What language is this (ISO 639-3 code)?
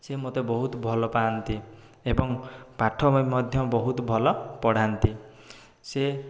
ori